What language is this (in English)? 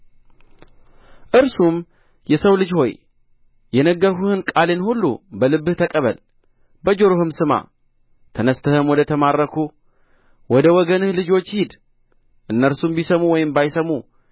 Amharic